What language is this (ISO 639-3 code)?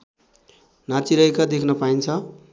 nep